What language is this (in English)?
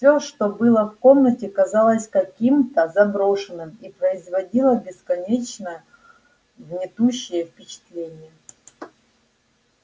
Russian